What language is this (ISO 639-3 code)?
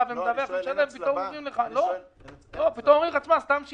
heb